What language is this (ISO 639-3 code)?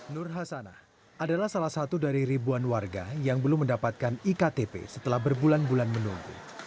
ind